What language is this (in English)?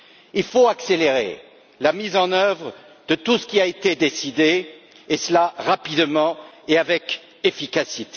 French